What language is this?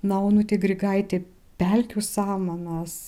Lithuanian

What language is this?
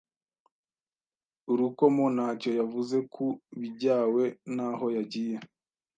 Kinyarwanda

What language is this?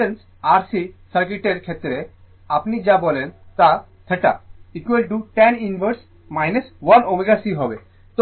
Bangla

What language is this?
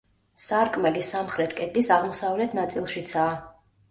Georgian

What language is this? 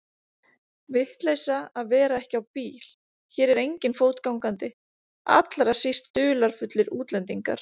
Icelandic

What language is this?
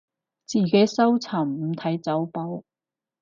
Cantonese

